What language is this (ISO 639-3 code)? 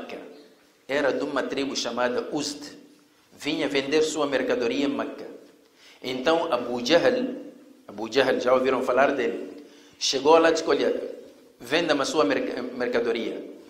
por